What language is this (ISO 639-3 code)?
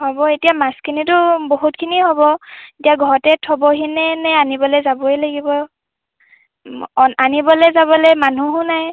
asm